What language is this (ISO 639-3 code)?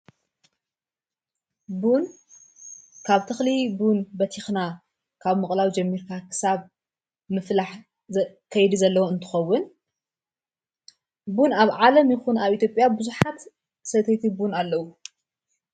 tir